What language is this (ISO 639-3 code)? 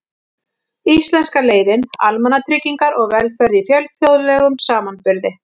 isl